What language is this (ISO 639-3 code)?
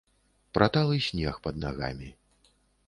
bel